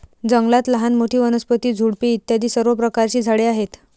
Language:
Marathi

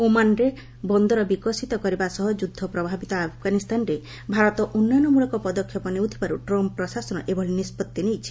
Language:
Odia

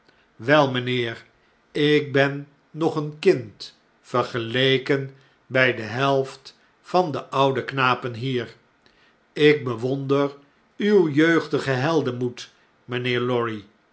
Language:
Dutch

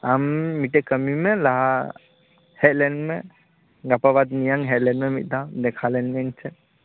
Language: Santali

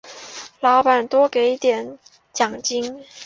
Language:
Chinese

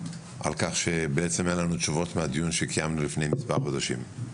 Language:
Hebrew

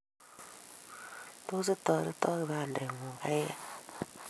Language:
Kalenjin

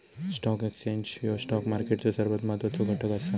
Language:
Marathi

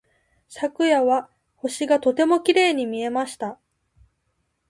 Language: Japanese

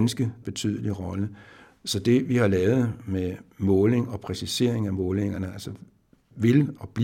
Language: Danish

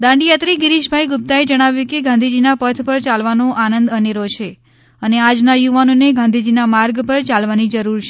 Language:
Gujarati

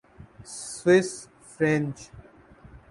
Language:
Urdu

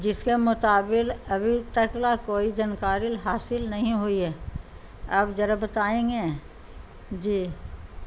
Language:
Urdu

